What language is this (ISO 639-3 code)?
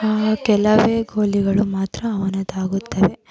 kan